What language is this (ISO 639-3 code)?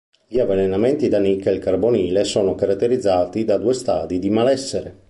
ita